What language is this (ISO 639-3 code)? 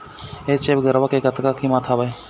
hne